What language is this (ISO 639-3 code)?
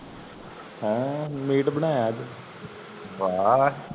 pan